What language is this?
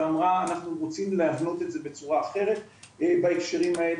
Hebrew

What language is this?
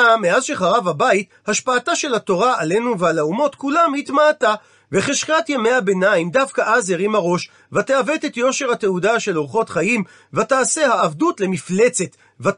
Hebrew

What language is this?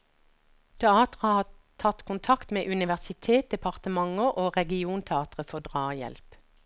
Norwegian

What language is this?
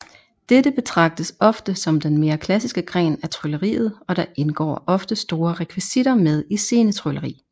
Danish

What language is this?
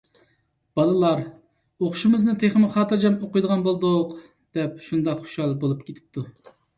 Uyghur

